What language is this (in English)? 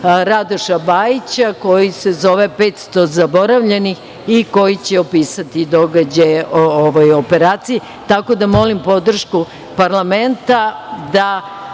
Serbian